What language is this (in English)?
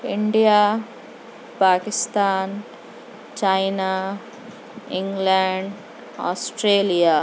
Urdu